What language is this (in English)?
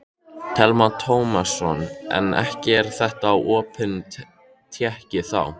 Icelandic